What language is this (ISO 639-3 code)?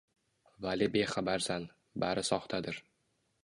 uzb